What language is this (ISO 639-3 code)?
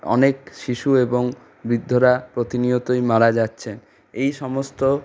ben